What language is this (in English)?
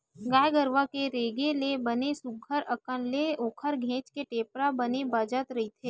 Chhattisgarhi